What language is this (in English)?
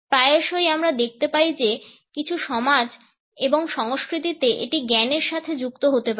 Bangla